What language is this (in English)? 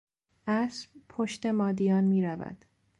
Persian